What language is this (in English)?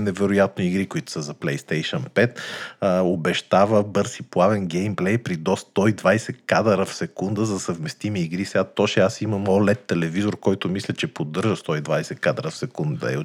Bulgarian